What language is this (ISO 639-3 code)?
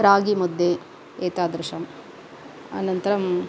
san